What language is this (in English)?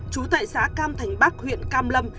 Vietnamese